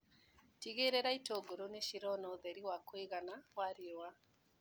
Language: Kikuyu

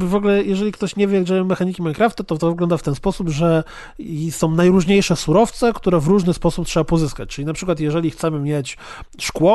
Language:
Polish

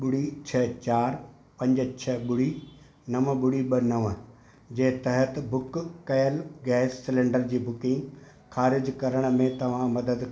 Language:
Sindhi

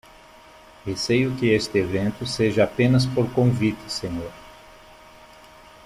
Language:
Portuguese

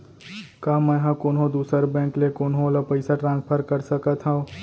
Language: Chhattisgarhi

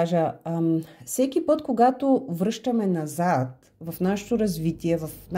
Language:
Bulgarian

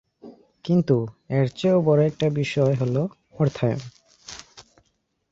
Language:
Bangla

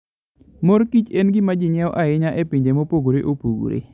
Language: Luo (Kenya and Tanzania)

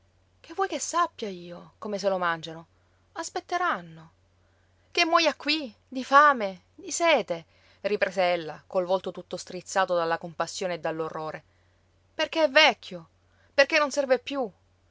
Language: Italian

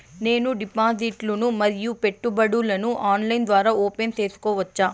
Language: Telugu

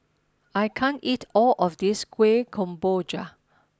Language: English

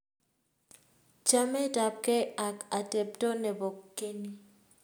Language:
Kalenjin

